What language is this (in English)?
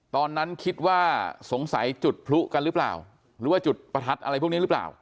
Thai